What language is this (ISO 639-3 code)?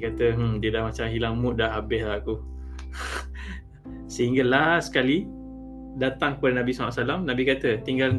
msa